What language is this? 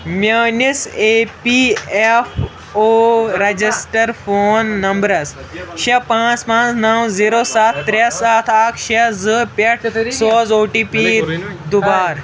Kashmiri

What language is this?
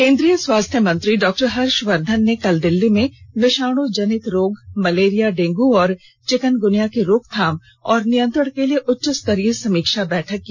Hindi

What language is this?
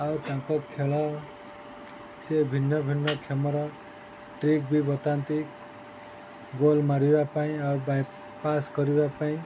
Odia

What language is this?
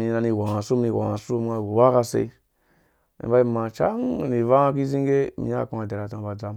Dũya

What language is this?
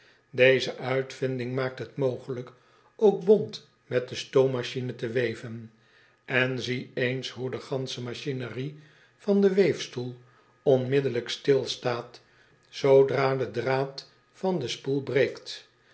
Dutch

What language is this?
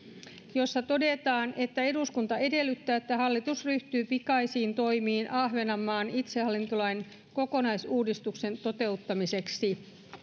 Finnish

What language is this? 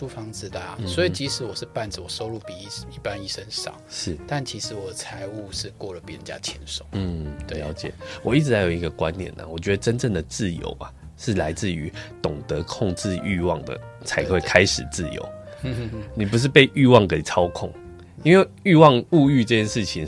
Chinese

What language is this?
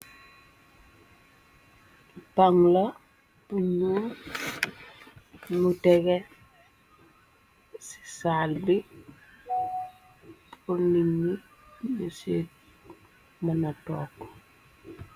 Wolof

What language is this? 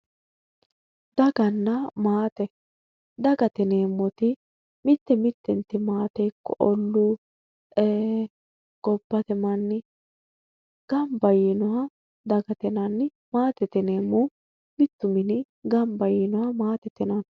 Sidamo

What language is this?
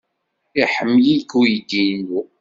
Kabyle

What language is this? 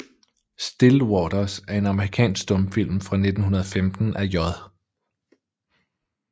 Danish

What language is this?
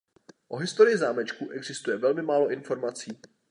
Czech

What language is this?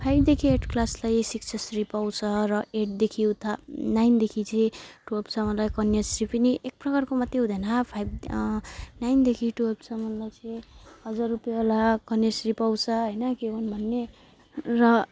Nepali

